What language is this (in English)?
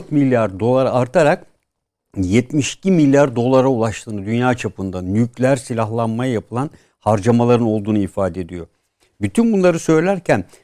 Turkish